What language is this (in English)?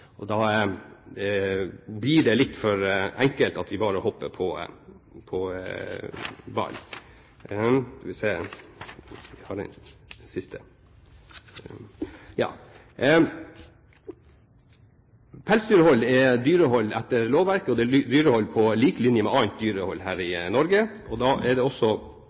Norwegian Bokmål